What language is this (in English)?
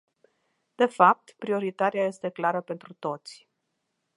Romanian